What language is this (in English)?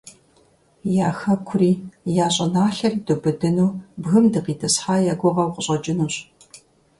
Kabardian